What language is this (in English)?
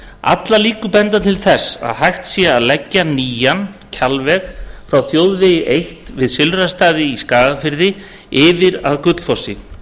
Icelandic